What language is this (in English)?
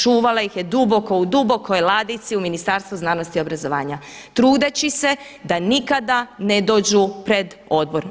Croatian